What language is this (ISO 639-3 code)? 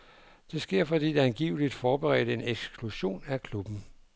dan